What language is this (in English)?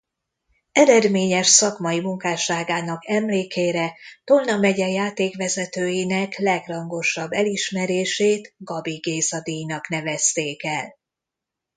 Hungarian